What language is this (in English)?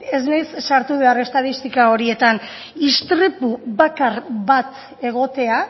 Basque